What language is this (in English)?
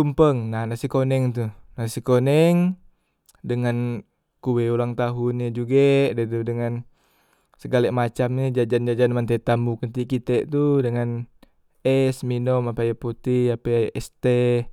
Musi